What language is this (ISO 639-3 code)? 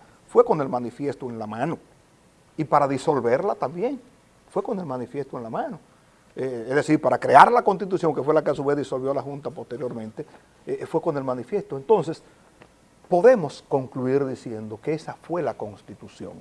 spa